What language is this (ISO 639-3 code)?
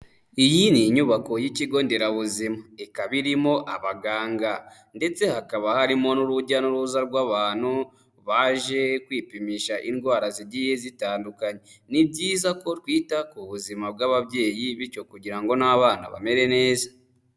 kin